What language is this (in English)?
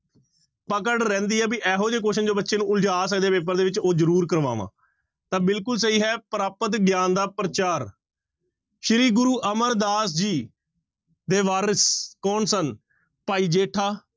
Punjabi